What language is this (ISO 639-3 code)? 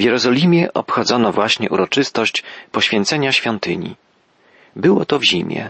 pol